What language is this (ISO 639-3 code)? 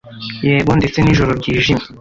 kin